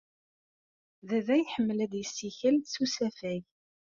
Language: Kabyle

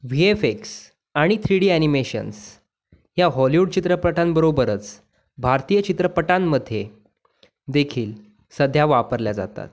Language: Marathi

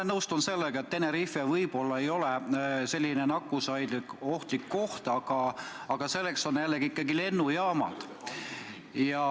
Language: Estonian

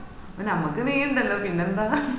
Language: Malayalam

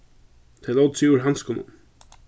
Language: Faroese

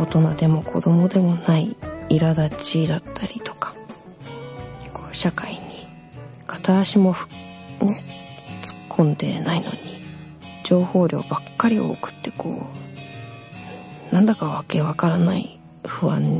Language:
Japanese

